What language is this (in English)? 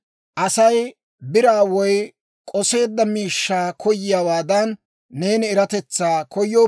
Dawro